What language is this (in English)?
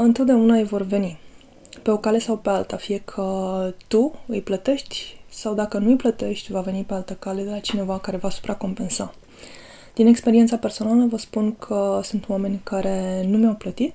Romanian